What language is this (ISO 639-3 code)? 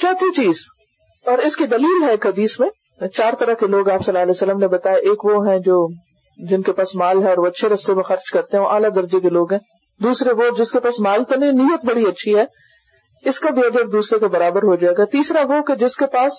urd